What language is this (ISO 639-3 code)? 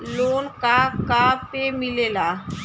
bho